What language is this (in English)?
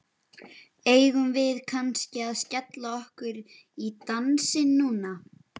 Icelandic